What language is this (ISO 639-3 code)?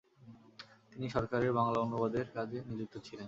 ben